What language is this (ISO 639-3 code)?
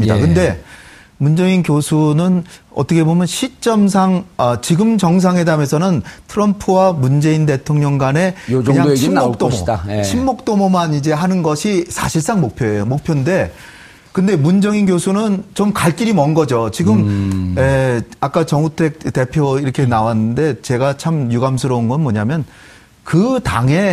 kor